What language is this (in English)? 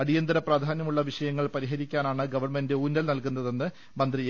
Malayalam